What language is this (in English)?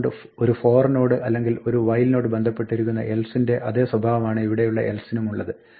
Malayalam